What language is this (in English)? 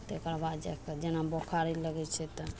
Maithili